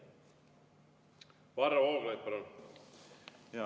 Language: Estonian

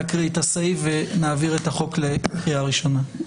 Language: Hebrew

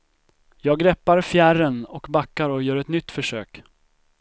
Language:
Swedish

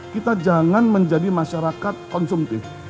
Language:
Indonesian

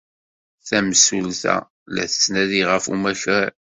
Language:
Kabyle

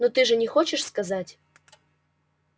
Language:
Russian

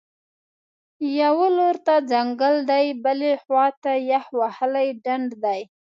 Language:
Pashto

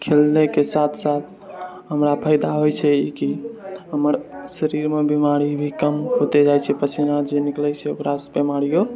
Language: Maithili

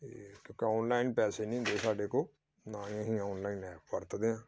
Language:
Punjabi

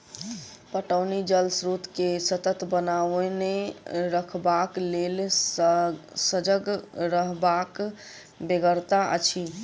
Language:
Maithili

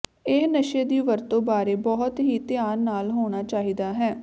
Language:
Punjabi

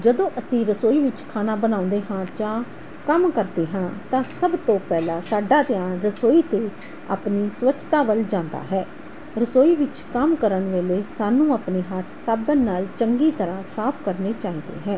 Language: Punjabi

